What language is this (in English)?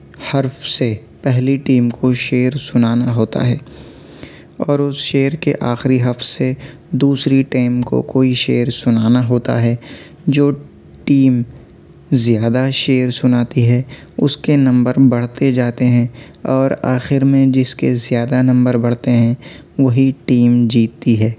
Urdu